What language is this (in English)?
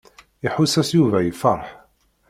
Kabyle